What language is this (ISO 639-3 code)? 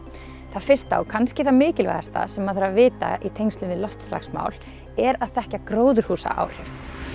isl